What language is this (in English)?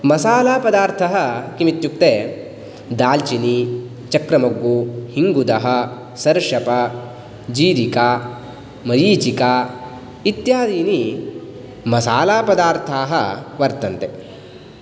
Sanskrit